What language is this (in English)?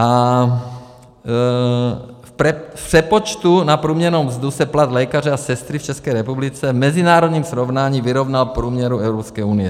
Czech